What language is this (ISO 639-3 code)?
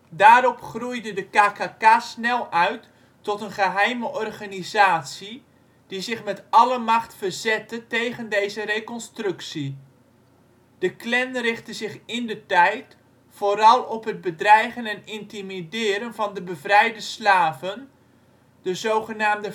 nld